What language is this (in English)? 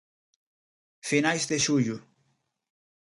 Galician